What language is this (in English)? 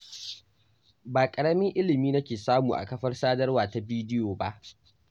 Hausa